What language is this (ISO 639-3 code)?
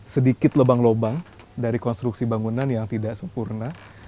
ind